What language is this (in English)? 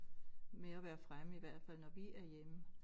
Danish